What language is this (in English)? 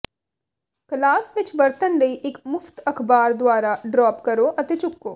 Punjabi